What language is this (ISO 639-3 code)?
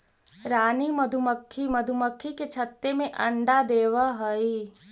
mag